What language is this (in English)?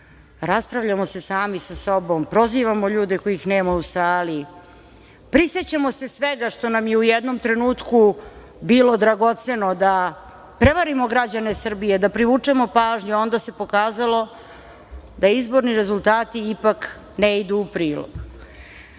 Serbian